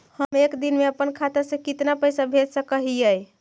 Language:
Magahi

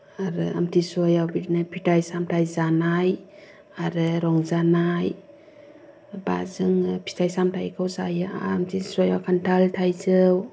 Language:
Bodo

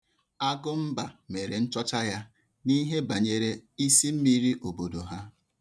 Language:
Igbo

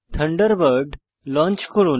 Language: Bangla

